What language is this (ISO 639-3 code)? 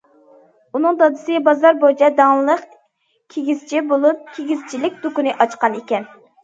uig